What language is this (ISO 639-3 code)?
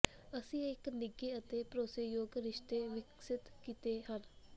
pan